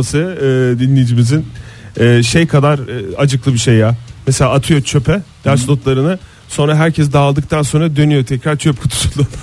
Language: Turkish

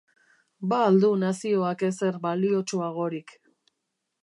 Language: Basque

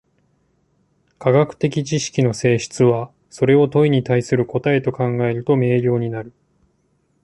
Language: Japanese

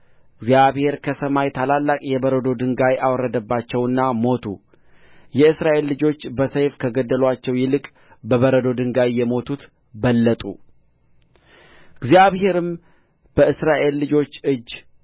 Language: Amharic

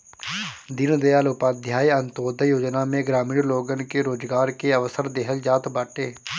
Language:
Bhojpuri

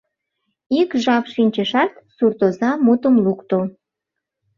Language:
Mari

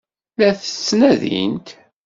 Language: Kabyle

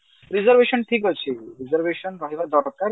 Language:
Odia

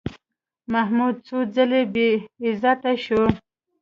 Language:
Pashto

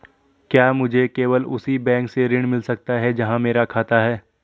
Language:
Hindi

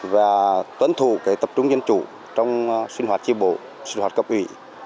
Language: Vietnamese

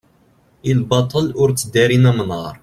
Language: Kabyle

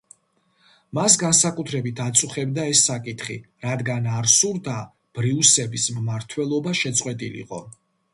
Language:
Georgian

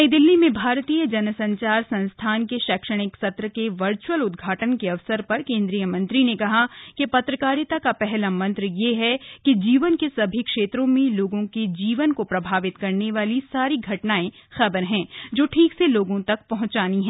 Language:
Hindi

